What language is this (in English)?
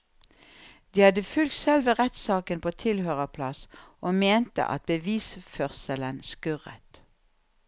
Norwegian